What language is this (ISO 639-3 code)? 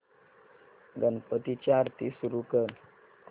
mar